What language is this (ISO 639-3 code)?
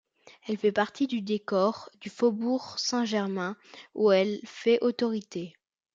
fra